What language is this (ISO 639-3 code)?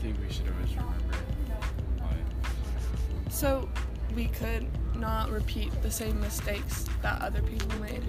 eng